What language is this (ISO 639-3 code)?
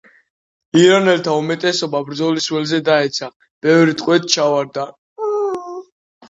kat